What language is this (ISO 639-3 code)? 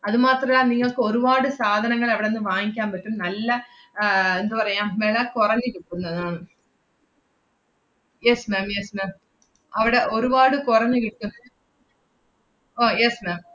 mal